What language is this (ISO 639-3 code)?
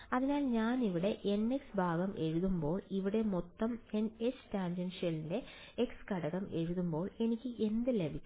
mal